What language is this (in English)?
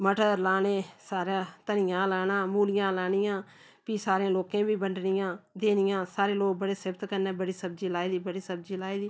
Dogri